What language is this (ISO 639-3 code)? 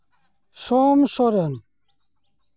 sat